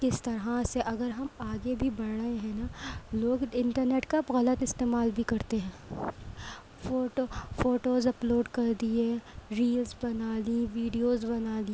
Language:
Urdu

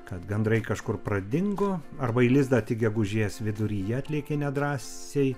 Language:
Lithuanian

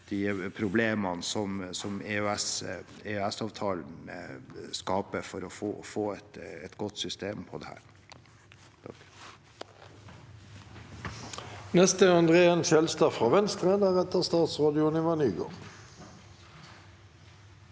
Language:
Norwegian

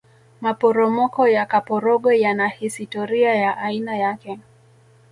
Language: Swahili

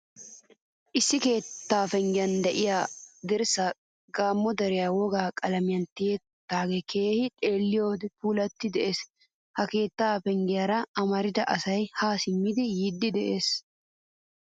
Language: Wolaytta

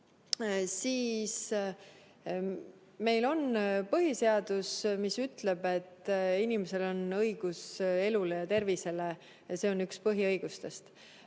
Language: Estonian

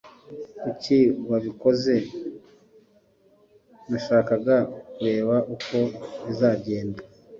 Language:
Kinyarwanda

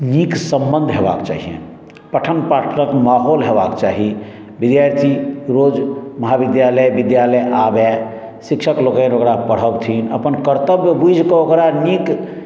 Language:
Maithili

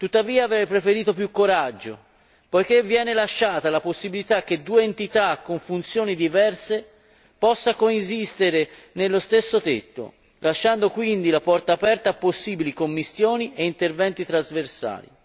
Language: Italian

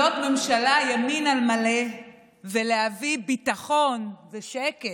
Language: Hebrew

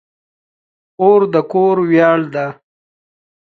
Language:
Pashto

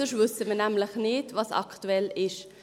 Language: Swiss German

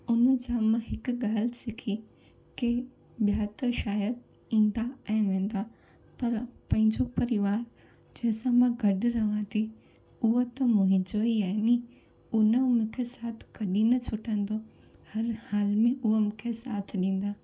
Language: Sindhi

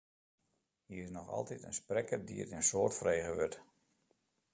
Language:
Western Frisian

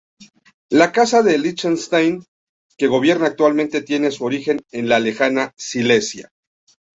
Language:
Spanish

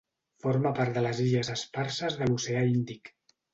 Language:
Catalan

